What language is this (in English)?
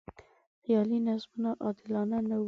Pashto